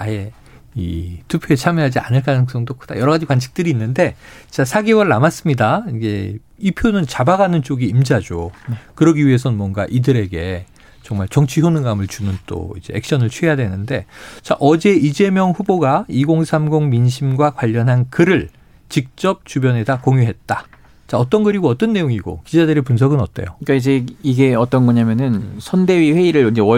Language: Korean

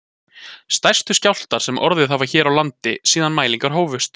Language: Icelandic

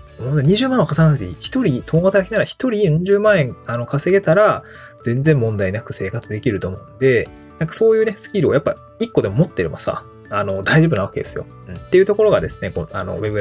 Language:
Japanese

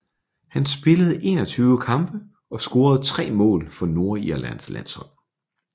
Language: Danish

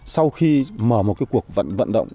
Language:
Vietnamese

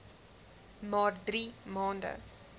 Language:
Afrikaans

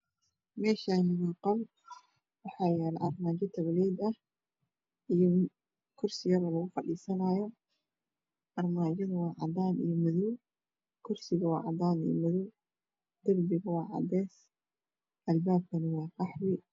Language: Somali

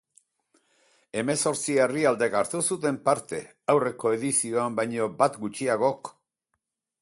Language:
Basque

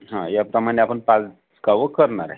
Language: Marathi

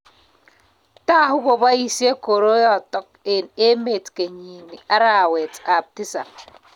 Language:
Kalenjin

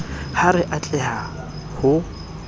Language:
Southern Sotho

